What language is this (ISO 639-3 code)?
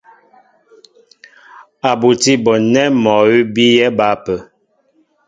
mbo